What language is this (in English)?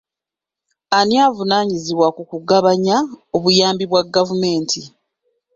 Ganda